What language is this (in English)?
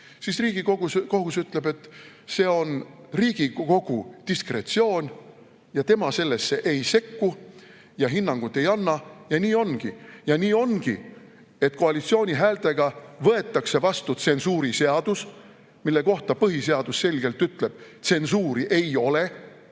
Estonian